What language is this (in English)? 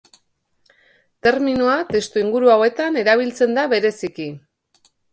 Basque